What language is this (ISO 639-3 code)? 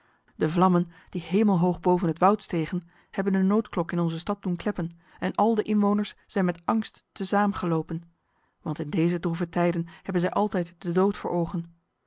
nld